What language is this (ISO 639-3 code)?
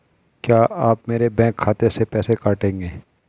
hin